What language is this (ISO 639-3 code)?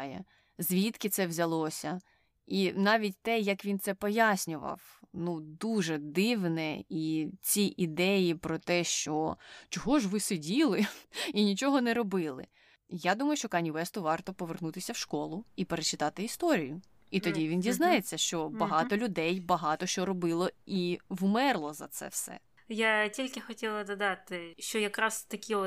ukr